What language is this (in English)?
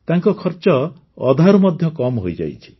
Odia